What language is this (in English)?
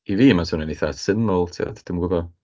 Welsh